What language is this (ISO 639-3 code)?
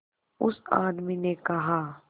hin